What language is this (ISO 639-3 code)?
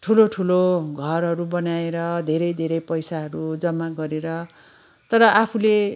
nep